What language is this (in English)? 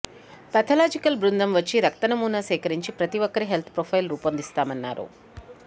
Telugu